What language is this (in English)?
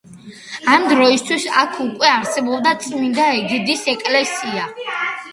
Georgian